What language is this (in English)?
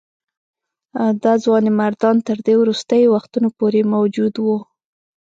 Pashto